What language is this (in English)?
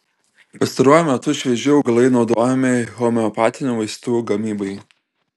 Lithuanian